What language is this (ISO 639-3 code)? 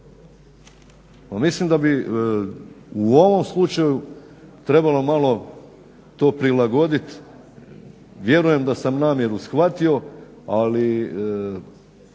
hrv